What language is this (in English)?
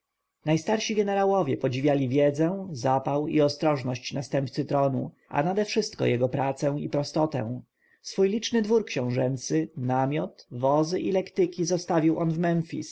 Polish